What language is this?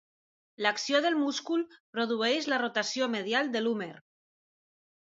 Catalan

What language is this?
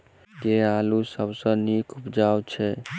Maithili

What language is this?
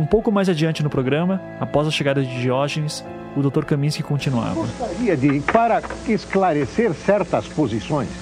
Portuguese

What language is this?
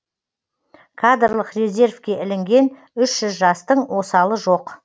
Kazakh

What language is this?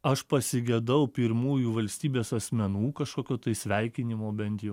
Lithuanian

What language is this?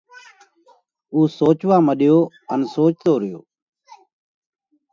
Parkari Koli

